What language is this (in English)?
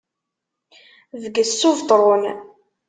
Kabyle